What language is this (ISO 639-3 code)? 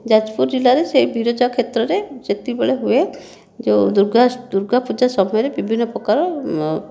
ori